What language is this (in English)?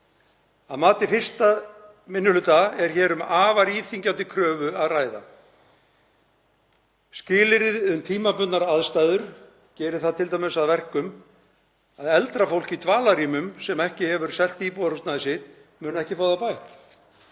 Icelandic